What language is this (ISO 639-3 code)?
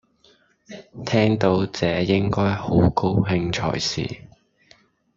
yue